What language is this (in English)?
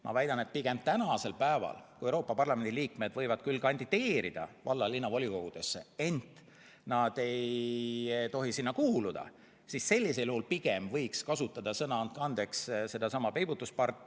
Estonian